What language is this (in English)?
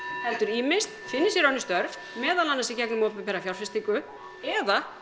Icelandic